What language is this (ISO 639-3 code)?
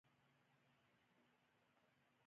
pus